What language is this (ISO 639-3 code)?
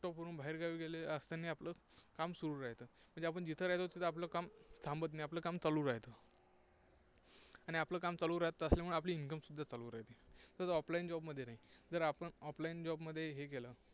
mar